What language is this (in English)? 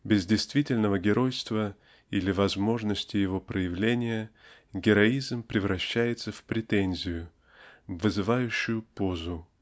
Russian